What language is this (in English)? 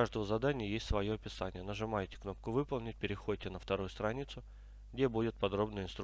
Russian